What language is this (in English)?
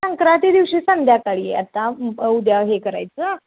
Marathi